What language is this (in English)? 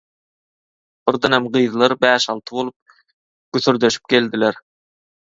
Turkmen